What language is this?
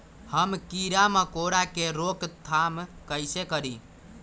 Magahi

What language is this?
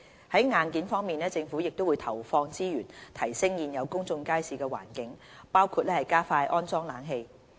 Cantonese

